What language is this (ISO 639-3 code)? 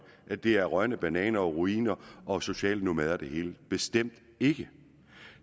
dan